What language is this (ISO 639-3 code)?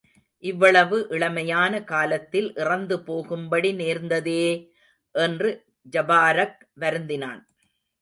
tam